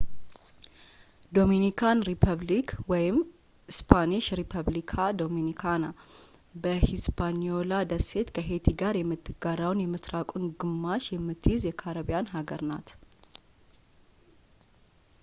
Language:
Amharic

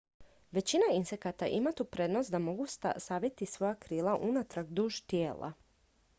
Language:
Croatian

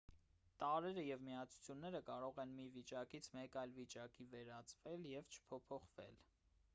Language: Armenian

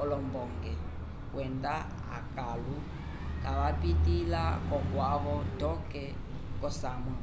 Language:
Umbundu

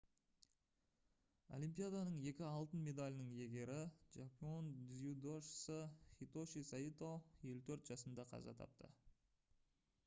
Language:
Kazakh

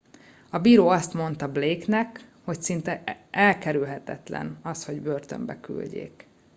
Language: Hungarian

